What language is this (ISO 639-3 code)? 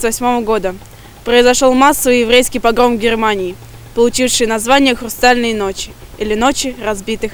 rus